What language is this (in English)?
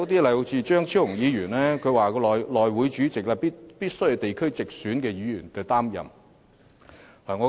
Cantonese